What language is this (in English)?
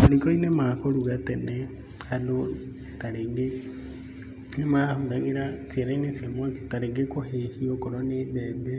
Kikuyu